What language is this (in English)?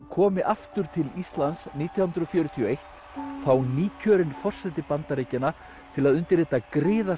Icelandic